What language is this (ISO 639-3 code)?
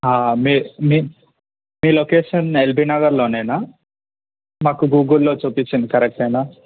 tel